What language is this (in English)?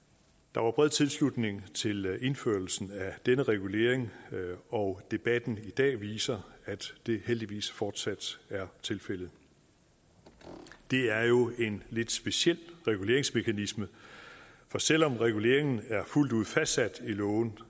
Danish